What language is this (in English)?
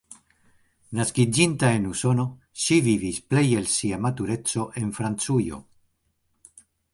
Esperanto